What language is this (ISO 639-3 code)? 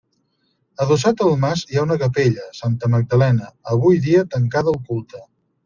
cat